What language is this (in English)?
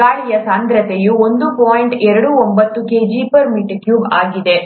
Kannada